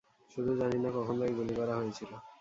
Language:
Bangla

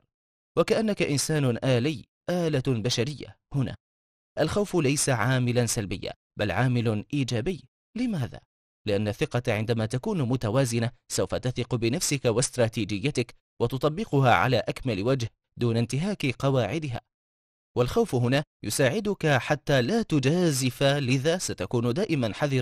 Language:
Arabic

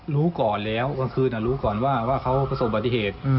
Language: Thai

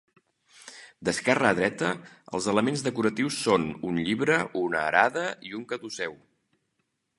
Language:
Catalan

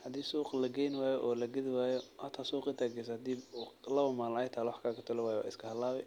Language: Somali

